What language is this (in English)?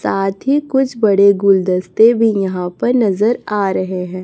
Hindi